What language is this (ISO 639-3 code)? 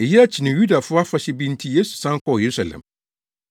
aka